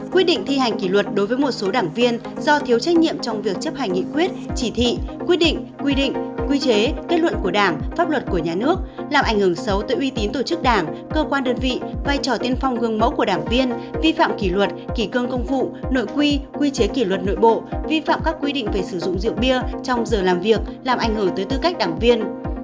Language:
Vietnamese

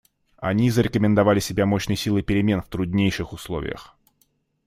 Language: Russian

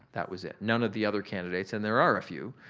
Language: English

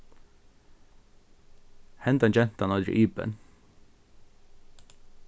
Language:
Faroese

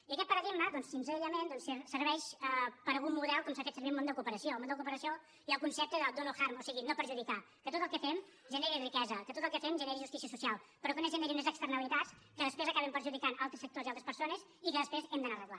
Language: Catalan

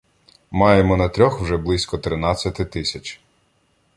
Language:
Ukrainian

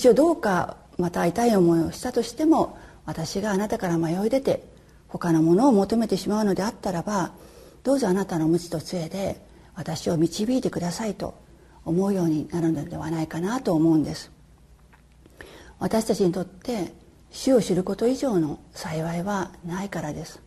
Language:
Japanese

